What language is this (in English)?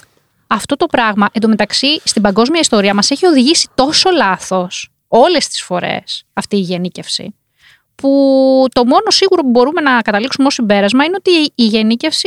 Greek